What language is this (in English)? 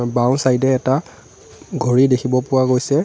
Assamese